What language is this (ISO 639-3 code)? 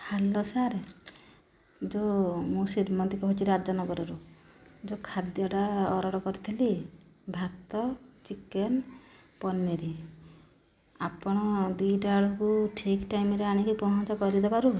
ori